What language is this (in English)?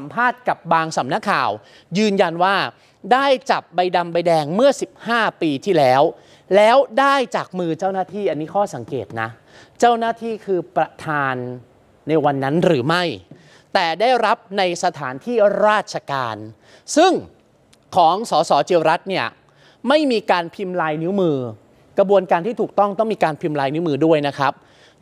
Thai